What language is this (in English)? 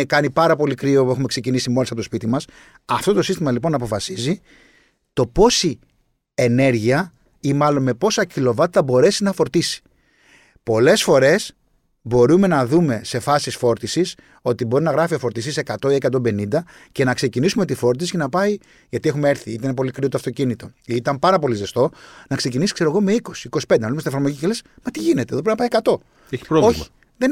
Greek